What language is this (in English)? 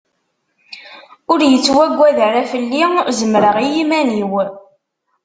Kabyle